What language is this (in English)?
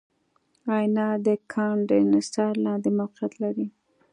Pashto